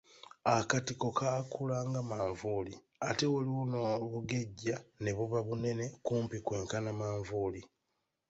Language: Ganda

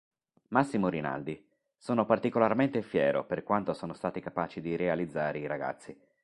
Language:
Italian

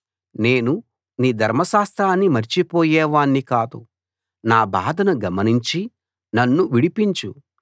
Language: Telugu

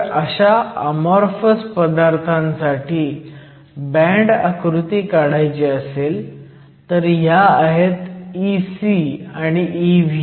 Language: Marathi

